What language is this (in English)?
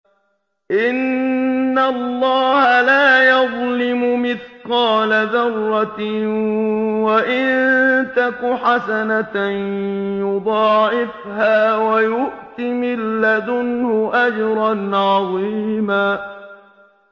Arabic